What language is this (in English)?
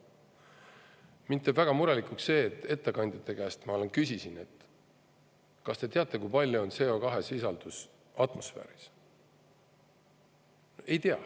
Estonian